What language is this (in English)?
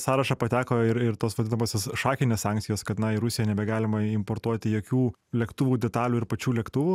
Lithuanian